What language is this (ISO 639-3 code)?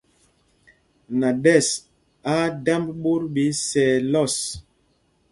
mgg